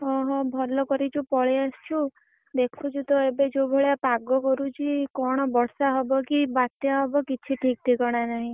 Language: Odia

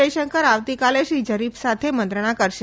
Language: Gujarati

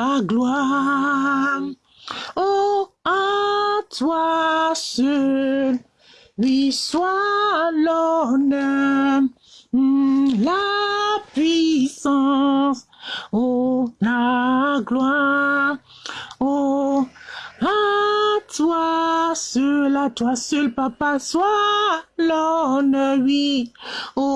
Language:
French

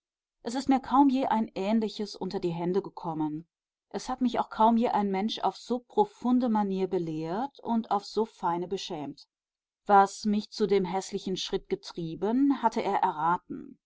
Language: German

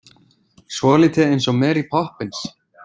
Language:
Icelandic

